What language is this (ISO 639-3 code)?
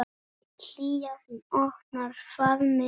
isl